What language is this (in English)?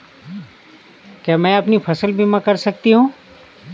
Hindi